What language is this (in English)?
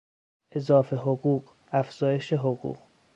Persian